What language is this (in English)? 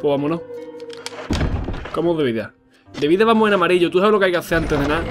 Spanish